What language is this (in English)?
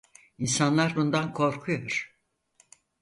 Turkish